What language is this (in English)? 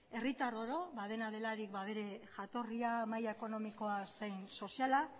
Basque